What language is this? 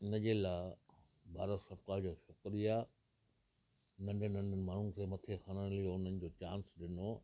Sindhi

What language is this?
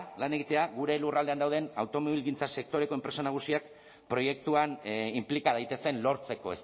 Basque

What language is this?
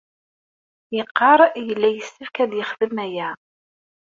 Kabyle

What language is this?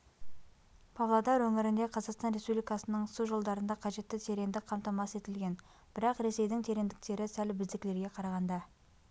Kazakh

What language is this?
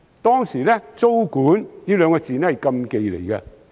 Cantonese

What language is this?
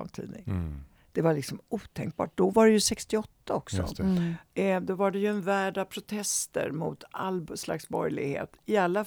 Swedish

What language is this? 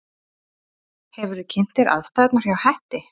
Icelandic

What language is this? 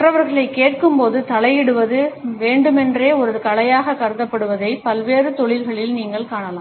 Tamil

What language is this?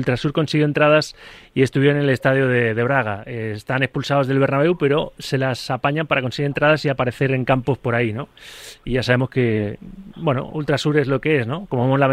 Spanish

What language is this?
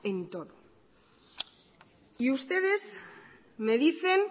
Spanish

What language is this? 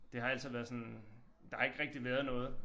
Danish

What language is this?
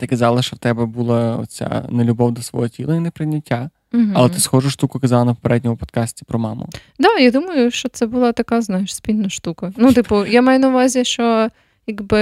Ukrainian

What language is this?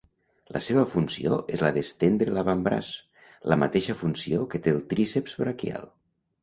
Catalan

